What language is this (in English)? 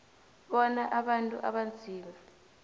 South Ndebele